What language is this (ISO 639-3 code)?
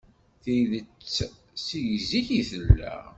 kab